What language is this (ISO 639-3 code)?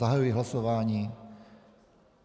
ces